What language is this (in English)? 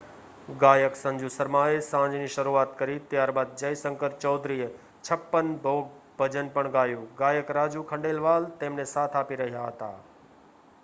Gujarati